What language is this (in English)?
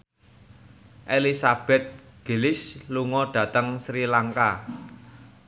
Javanese